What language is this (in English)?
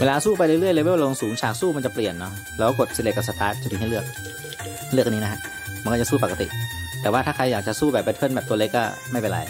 Thai